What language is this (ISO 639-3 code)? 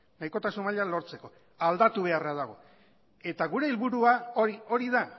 eus